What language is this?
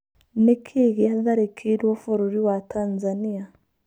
Kikuyu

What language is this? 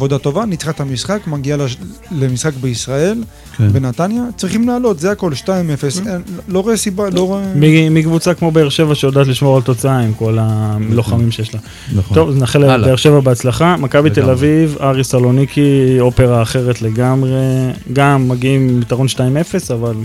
Hebrew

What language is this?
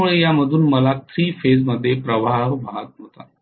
Marathi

